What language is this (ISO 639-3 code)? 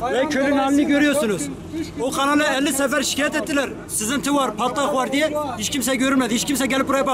tur